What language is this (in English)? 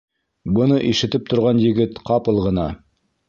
Bashkir